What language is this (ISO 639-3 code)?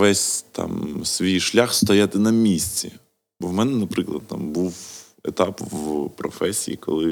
ukr